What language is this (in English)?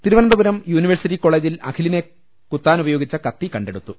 Malayalam